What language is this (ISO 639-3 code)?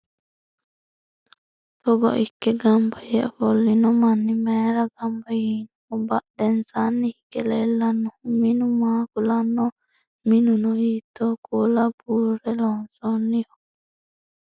sid